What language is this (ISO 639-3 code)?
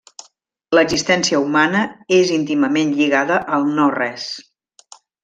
cat